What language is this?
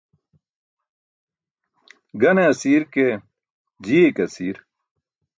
Burushaski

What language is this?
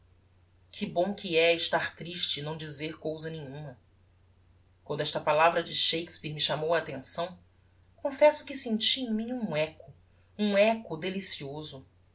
Portuguese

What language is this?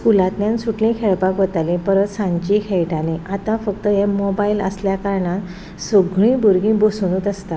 Konkani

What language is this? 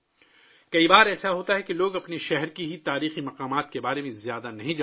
Urdu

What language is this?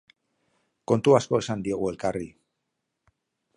Basque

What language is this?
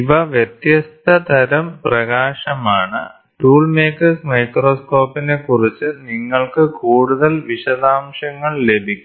Malayalam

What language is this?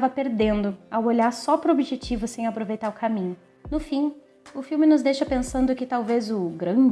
Portuguese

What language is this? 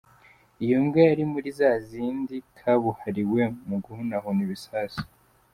Kinyarwanda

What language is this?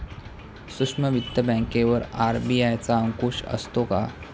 Marathi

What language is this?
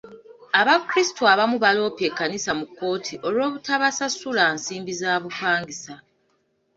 Ganda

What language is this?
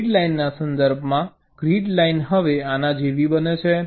Gujarati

